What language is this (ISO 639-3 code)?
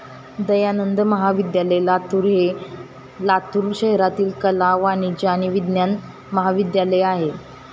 mar